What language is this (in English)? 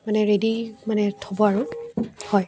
Assamese